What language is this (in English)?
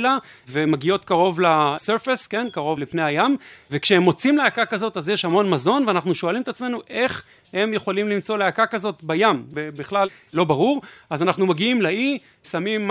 Hebrew